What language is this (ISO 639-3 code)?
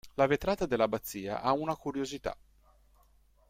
ita